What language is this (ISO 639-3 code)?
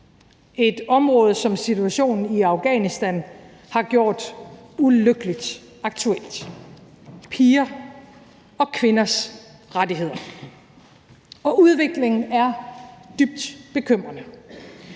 dan